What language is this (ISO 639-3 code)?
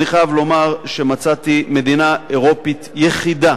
heb